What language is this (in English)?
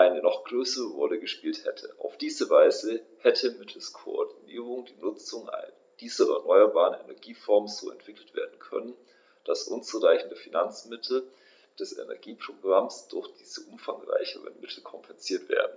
German